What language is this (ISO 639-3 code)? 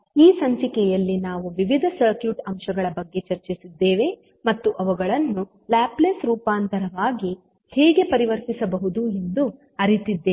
kan